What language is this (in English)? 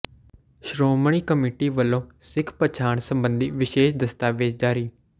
Punjabi